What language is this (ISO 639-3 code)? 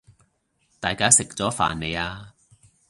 yue